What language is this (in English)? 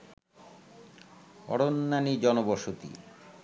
Bangla